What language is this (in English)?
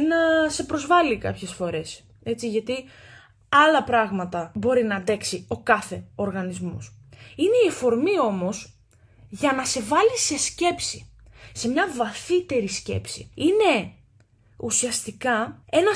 Greek